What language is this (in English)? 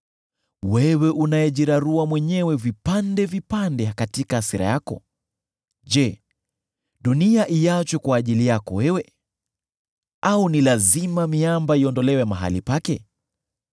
Swahili